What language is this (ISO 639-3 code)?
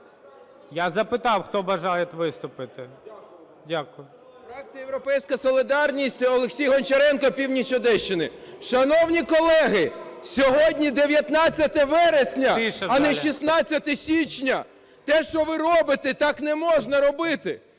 ukr